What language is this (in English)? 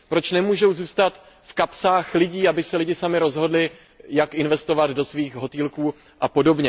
Czech